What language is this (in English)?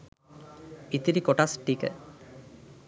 Sinhala